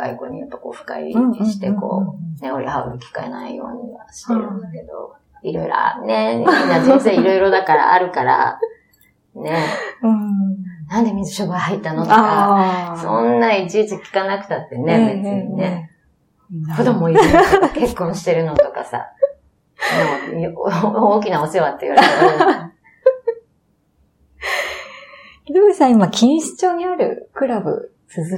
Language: Japanese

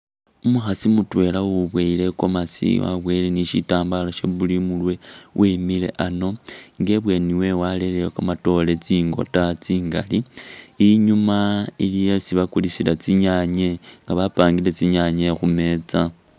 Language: Masaaba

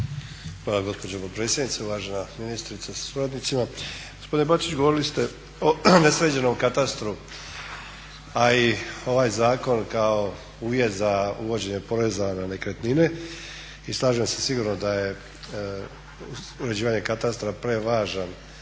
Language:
Croatian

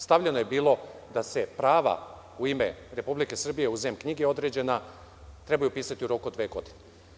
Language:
Serbian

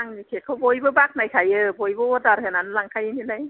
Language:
Bodo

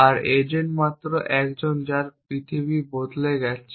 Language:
Bangla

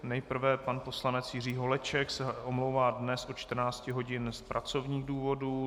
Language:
Czech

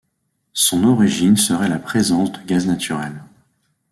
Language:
French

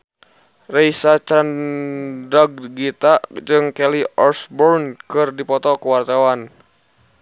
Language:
Sundanese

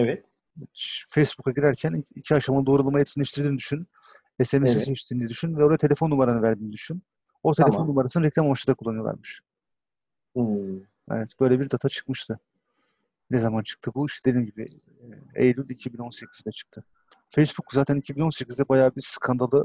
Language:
Turkish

